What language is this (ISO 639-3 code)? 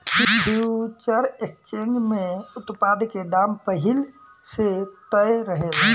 bho